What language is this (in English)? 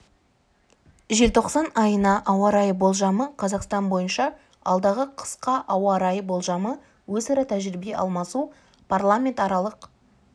Kazakh